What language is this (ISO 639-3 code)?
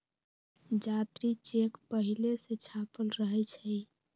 mag